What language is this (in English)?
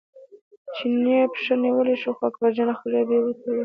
Pashto